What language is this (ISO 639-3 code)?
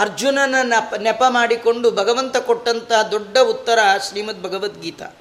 kan